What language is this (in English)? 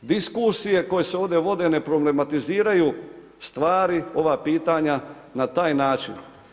Croatian